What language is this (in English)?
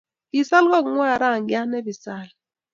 Kalenjin